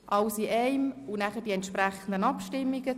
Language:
Swiss German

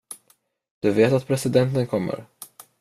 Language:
Swedish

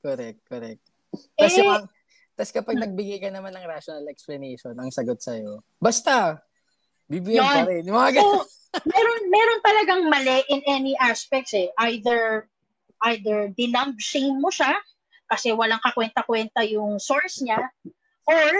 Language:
Filipino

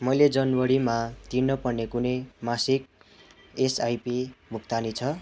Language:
Nepali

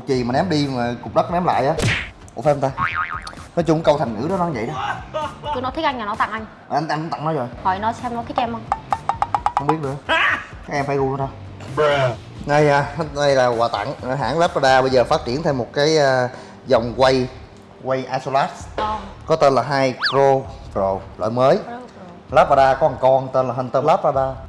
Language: Vietnamese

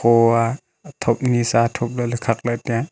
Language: Wancho Naga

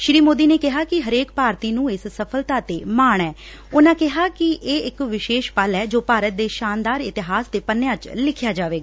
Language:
Punjabi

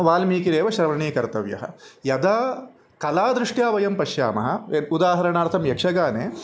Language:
Sanskrit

